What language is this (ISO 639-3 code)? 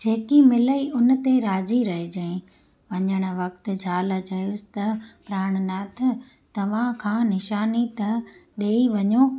snd